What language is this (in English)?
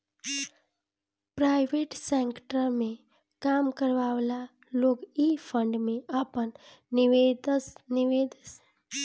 Bhojpuri